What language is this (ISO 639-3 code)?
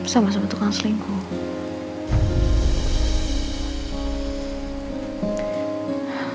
ind